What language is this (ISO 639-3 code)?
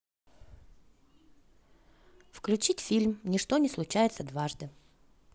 rus